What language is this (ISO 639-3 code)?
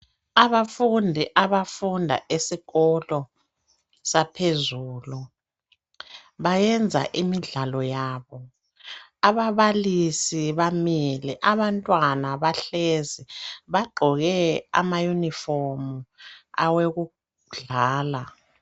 nde